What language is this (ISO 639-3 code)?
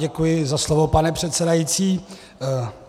ces